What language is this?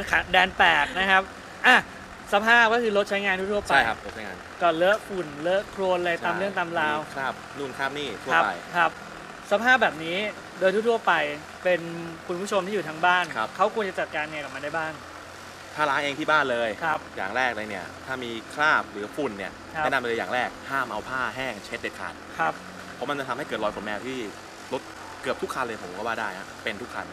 Thai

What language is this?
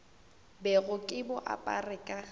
Northern Sotho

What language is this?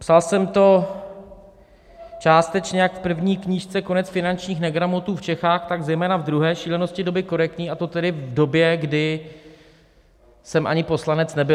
Czech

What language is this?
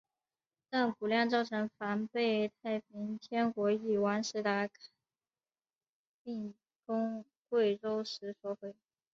Chinese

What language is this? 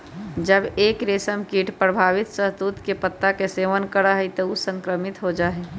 Magahi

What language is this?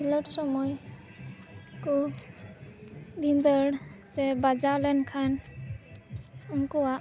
Santali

